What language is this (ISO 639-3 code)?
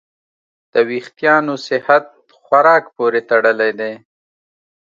pus